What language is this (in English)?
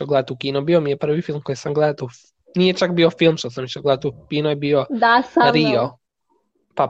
Croatian